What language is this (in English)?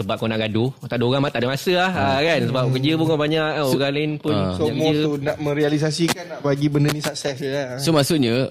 Malay